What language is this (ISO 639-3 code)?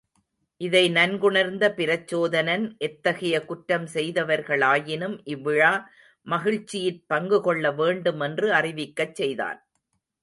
tam